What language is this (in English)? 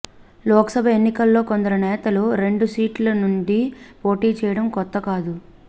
Telugu